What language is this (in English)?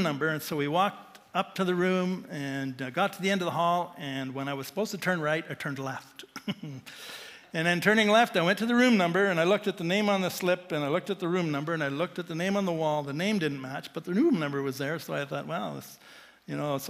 English